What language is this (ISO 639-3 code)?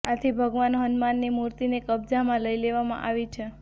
guj